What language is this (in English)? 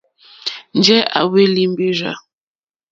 Mokpwe